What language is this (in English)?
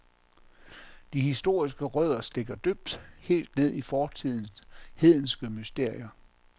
Danish